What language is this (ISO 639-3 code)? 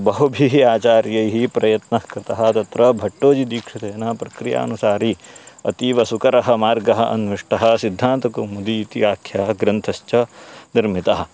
san